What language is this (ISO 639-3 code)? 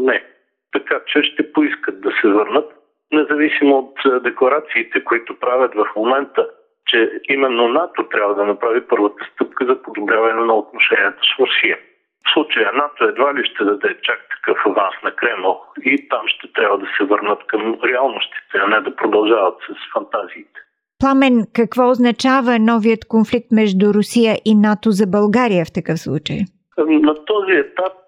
bul